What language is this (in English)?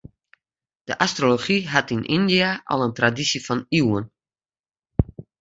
Western Frisian